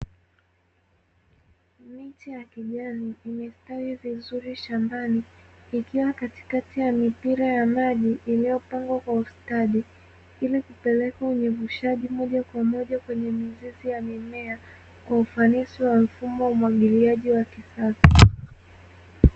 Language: Swahili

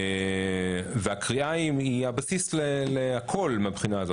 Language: Hebrew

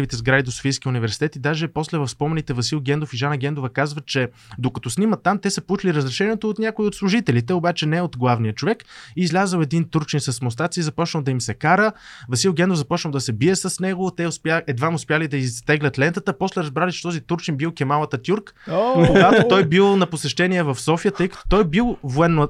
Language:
Bulgarian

